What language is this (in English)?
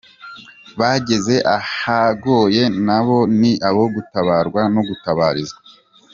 Kinyarwanda